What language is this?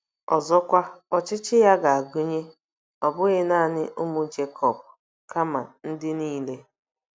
Igbo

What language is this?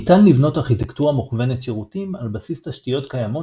Hebrew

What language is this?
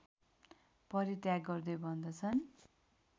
Nepali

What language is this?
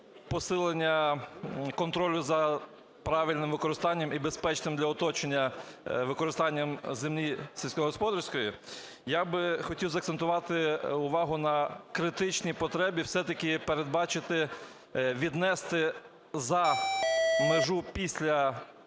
Ukrainian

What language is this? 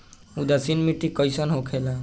Bhojpuri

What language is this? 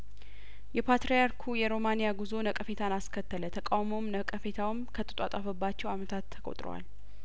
Amharic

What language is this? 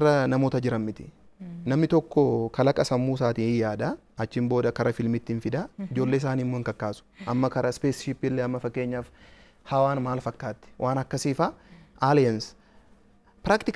Arabic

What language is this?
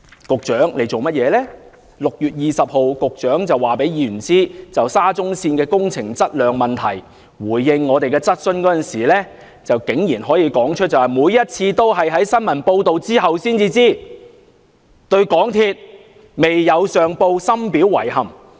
Cantonese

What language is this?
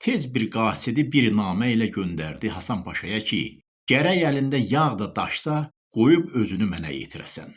Turkish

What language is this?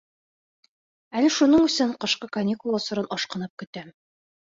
Bashkir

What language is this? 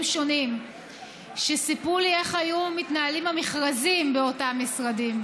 Hebrew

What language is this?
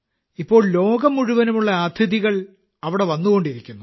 Malayalam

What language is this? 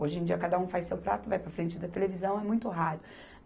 Portuguese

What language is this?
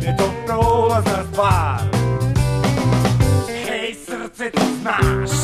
Polish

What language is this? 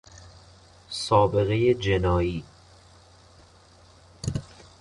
Persian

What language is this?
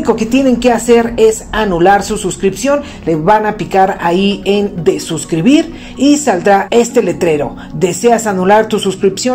Spanish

